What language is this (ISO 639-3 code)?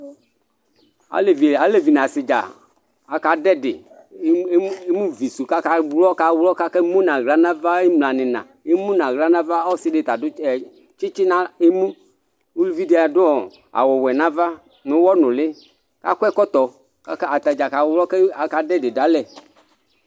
kpo